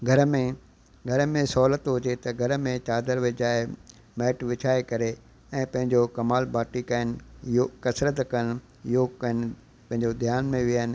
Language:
Sindhi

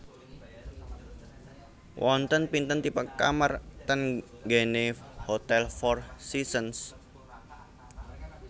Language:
Javanese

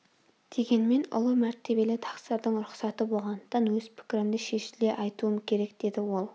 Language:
Kazakh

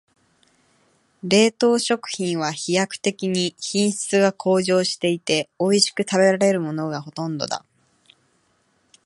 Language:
Japanese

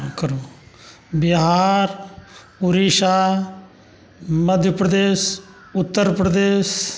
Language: Maithili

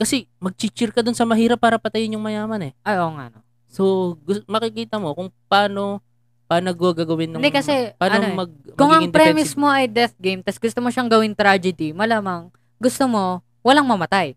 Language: Filipino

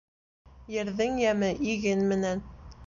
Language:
Bashkir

